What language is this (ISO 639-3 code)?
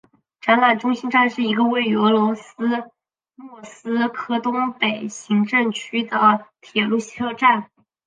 zho